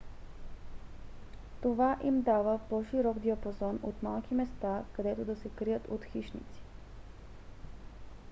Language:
Bulgarian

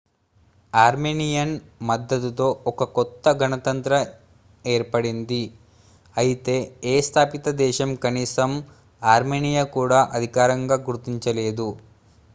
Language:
Telugu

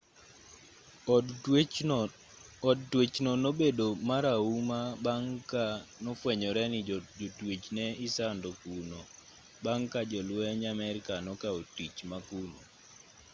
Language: Luo (Kenya and Tanzania)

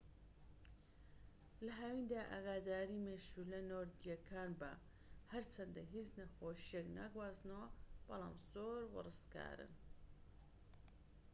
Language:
Central Kurdish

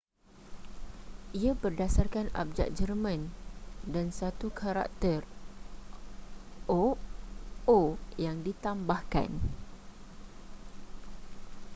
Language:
Malay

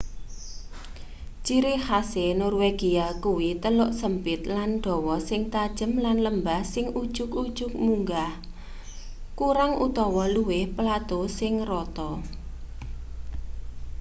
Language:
Javanese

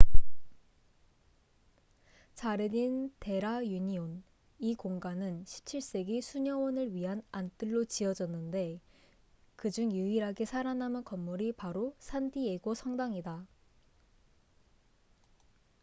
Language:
Korean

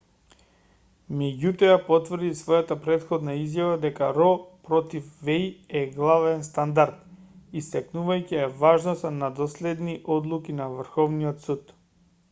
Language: Macedonian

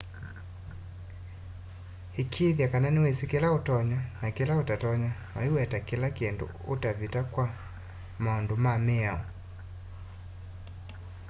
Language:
Kamba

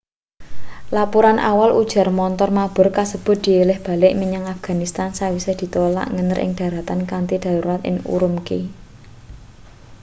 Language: Javanese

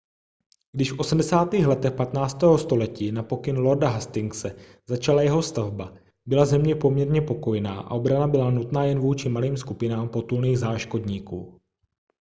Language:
Czech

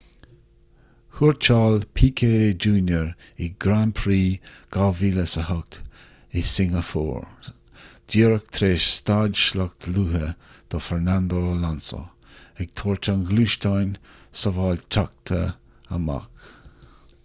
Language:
Irish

